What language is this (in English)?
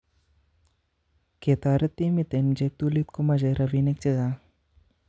Kalenjin